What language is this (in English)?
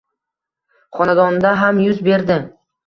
Uzbek